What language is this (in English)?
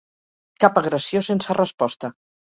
Catalan